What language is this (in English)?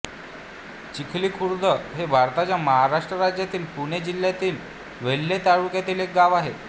Marathi